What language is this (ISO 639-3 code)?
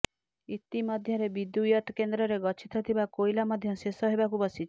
ori